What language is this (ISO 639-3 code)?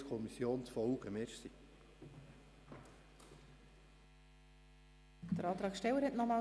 gsw